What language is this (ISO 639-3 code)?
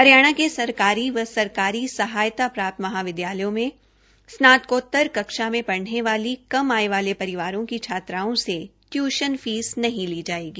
hin